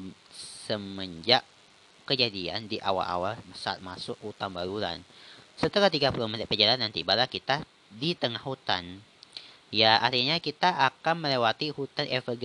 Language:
Indonesian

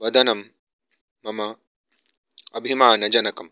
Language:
Sanskrit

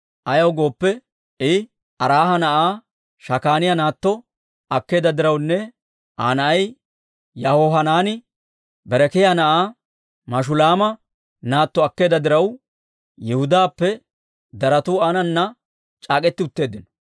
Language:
Dawro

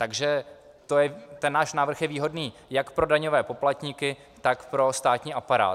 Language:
Czech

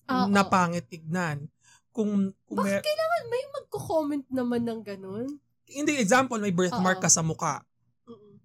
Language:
Filipino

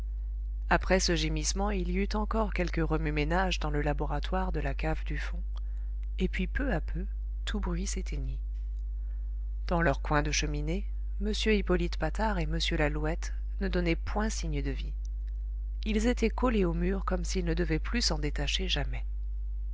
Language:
French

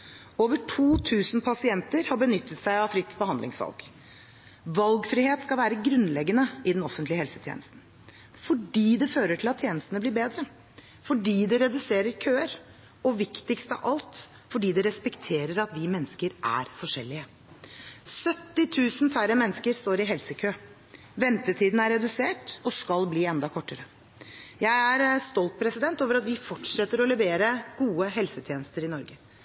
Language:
Norwegian Bokmål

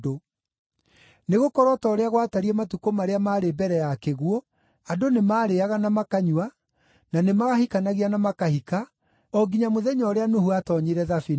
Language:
Kikuyu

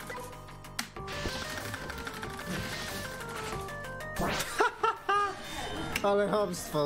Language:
Polish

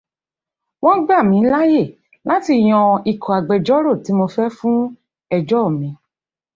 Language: Yoruba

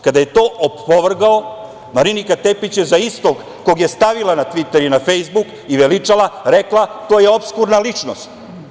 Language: Serbian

